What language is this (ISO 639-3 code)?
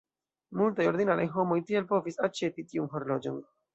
epo